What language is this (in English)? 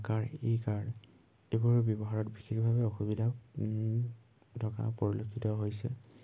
Assamese